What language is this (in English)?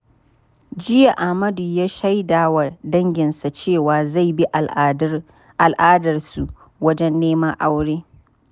Hausa